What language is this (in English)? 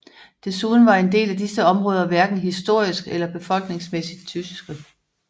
Danish